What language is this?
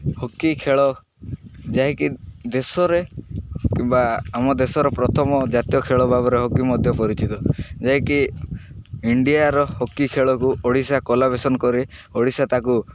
Odia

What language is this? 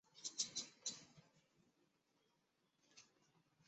Chinese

